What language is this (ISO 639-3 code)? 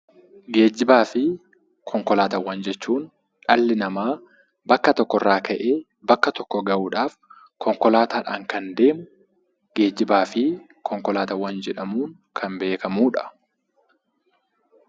orm